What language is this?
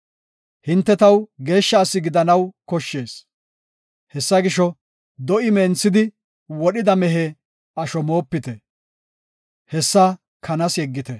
Gofa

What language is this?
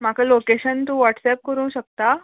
Konkani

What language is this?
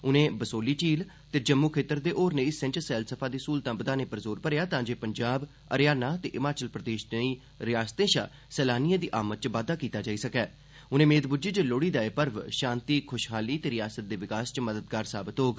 Dogri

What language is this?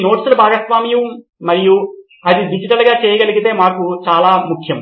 Telugu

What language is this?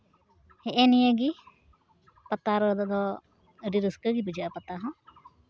Santali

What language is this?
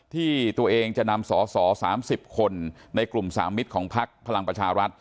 Thai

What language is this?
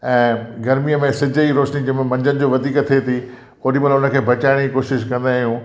Sindhi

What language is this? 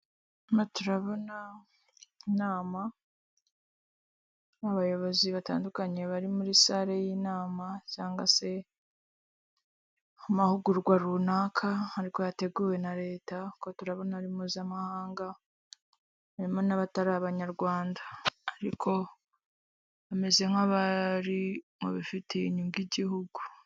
Kinyarwanda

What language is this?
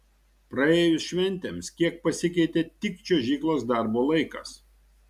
Lithuanian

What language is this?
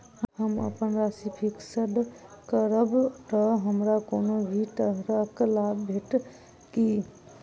Maithili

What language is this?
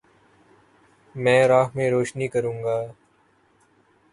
Urdu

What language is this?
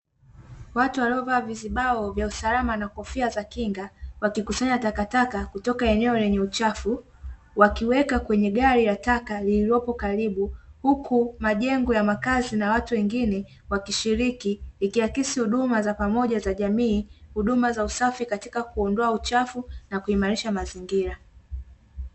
Swahili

